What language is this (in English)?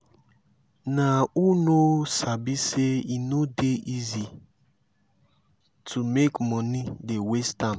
Nigerian Pidgin